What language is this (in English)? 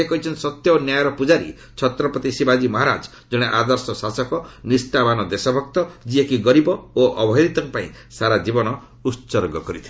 Odia